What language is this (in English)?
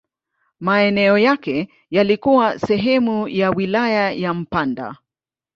Swahili